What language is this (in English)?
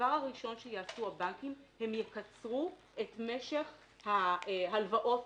Hebrew